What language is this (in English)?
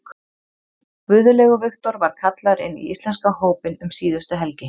Icelandic